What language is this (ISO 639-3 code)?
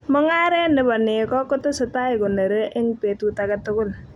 kln